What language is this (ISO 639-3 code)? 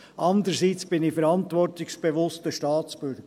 gsw